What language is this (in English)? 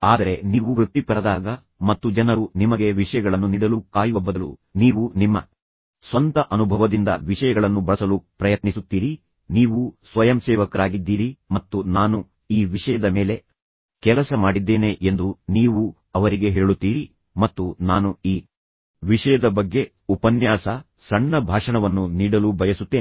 Kannada